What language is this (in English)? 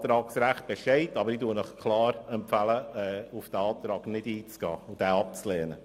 Swiss German